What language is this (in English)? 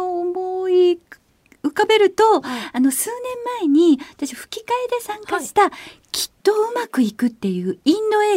Japanese